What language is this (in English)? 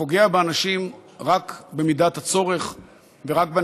Hebrew